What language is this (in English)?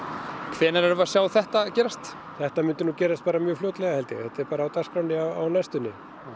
Icelandic